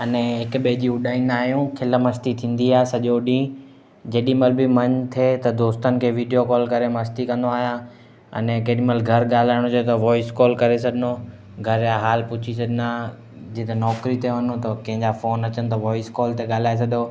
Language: Sindhi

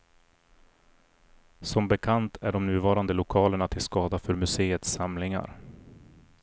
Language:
Swedish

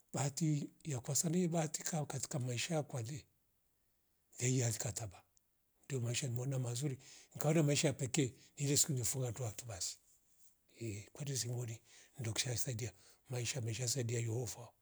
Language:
Rombo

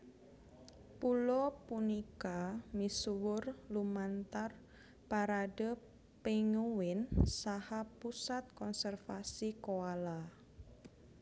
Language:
Javanese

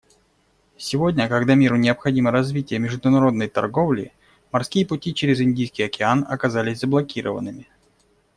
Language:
Russian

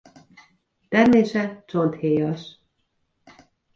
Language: Hungarian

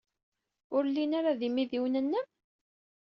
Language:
Kabyle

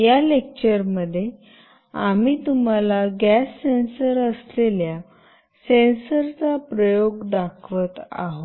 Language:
Marathi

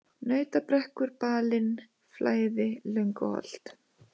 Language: Icelandic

